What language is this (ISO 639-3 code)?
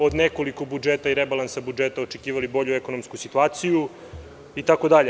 srp